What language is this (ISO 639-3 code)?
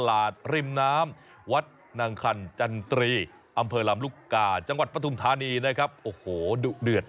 tha